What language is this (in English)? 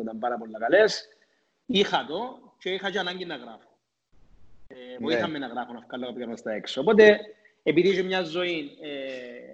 Greek